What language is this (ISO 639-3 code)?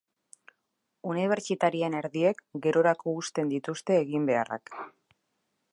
eus